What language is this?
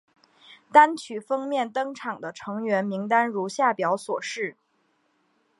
Chinese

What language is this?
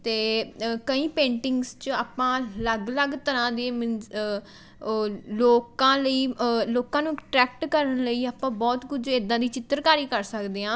Punjabi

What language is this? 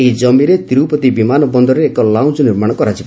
Odia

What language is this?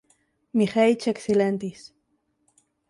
Esperanto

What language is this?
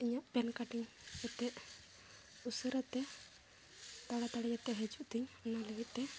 Santali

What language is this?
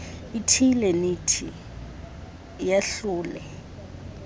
Xhosa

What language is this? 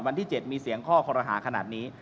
Thai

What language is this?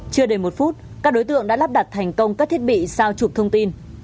Vietnamese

